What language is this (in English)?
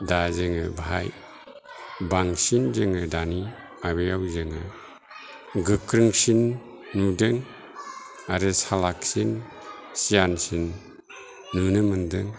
Bodo